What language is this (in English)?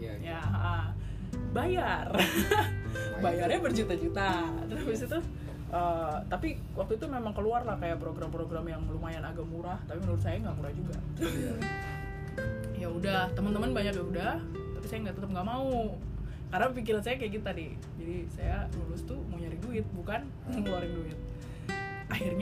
Indonesian